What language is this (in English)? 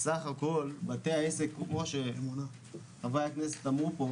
Hebrew